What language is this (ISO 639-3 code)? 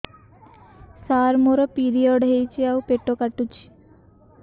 ori